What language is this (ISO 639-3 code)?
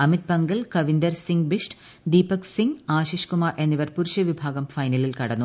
mal